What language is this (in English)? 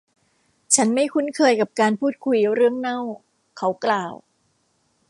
Thai